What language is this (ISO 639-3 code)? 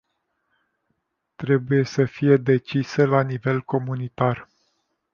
ron